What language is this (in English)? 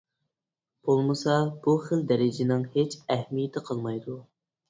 Uyghur